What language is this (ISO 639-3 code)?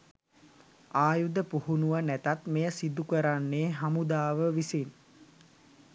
sin